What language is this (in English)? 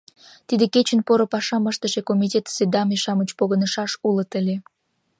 Mari